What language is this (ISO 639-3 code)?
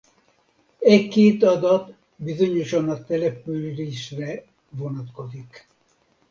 hun